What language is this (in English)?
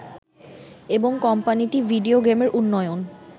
Bangla